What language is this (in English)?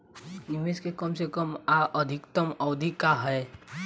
Bhojpuri